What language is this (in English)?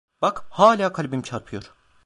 Turkish